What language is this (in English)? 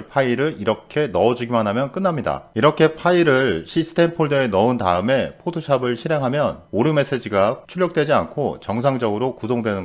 Korean